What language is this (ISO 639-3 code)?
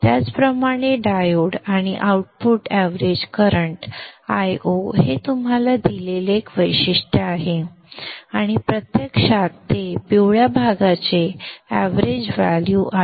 mar